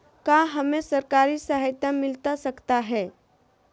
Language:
Magahi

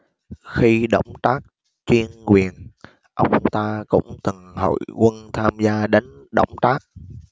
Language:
Vietnamese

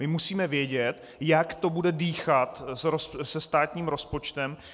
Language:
Czech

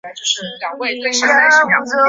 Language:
Chinese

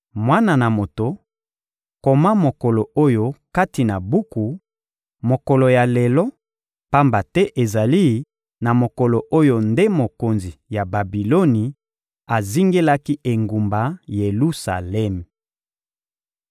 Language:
Lingala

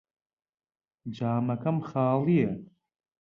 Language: Central Kurdish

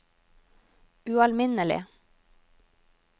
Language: Norwegian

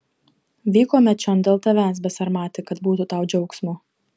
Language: Lithuanian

